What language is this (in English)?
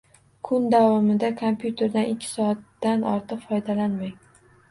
Uzbek